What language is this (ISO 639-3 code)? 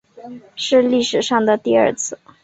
zho